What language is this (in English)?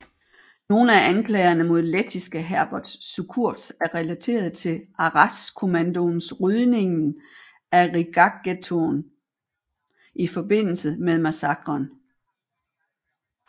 Danish